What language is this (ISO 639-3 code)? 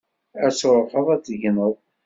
kab